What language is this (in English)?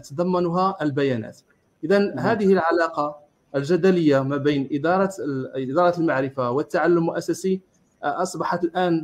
Arabic